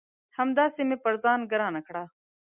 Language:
Pashto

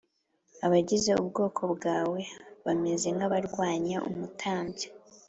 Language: Kinyarwanda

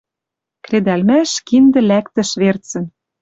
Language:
Western Mari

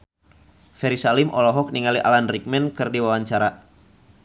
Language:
Sundanese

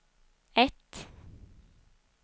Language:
Swedish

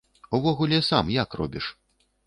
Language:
Belarusian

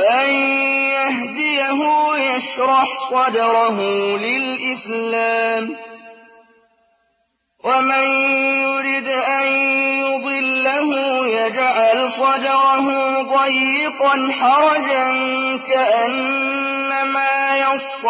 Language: Arabic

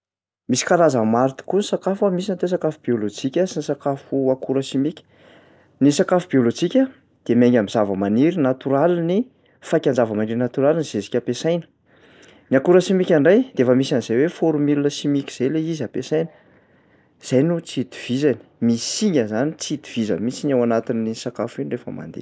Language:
Malagasy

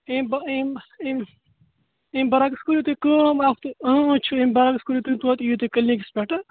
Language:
Kashmiri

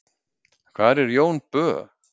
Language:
Icelandic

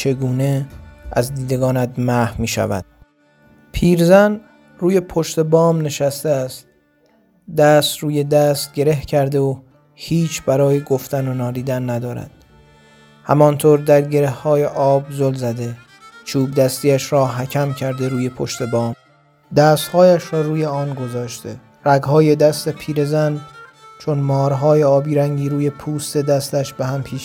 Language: Persian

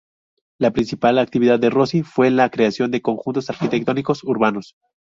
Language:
Spanish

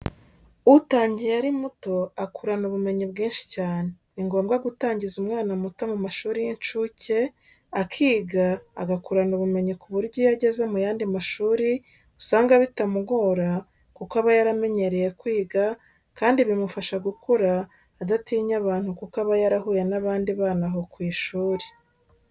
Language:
Kinyarwanda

